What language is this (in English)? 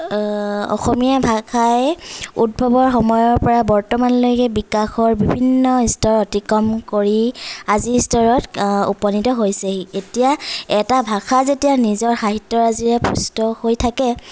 Assamese